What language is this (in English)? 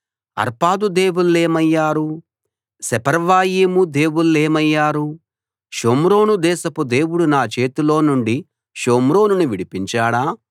Telugu